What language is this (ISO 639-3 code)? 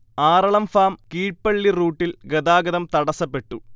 mal